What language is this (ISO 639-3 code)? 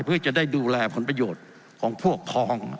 tha